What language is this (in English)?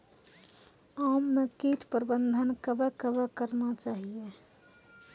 Maithili